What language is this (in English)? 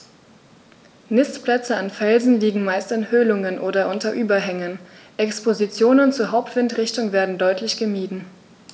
German